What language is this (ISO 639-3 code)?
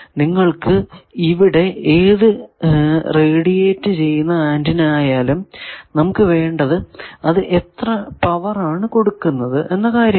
mal